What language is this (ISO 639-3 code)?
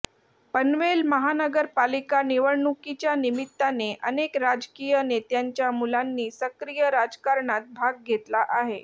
mar